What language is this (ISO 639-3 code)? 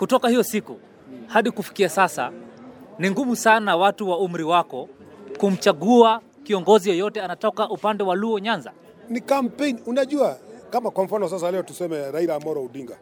swa